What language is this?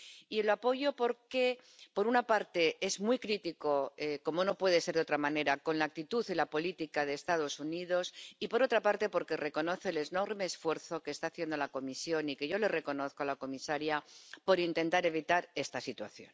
Spanish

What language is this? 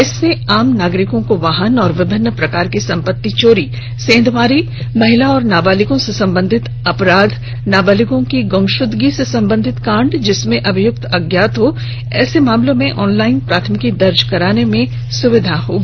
Hindi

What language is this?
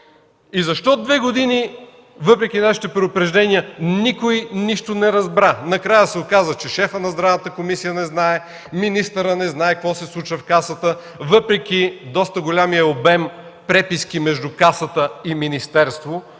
Bulgarian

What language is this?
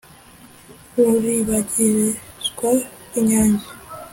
Kinyarwanda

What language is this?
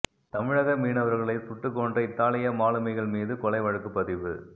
Tamil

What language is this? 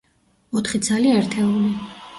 Georgian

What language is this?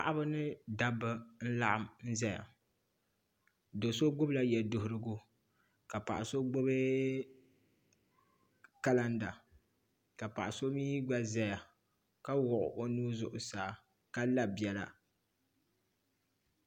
Dagbani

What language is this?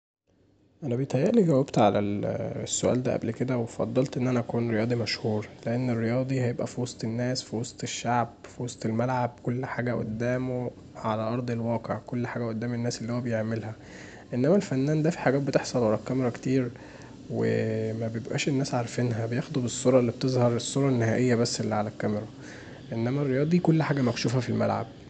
Egyptian Arabic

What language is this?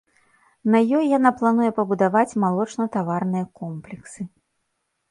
Belarusian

